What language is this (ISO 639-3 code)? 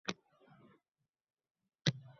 uzb